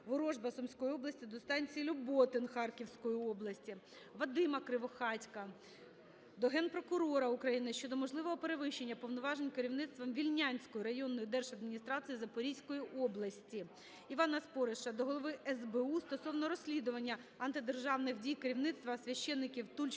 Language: Ukrainian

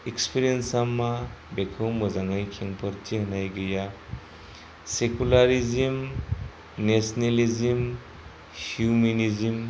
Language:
Bodo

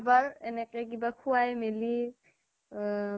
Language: Assamese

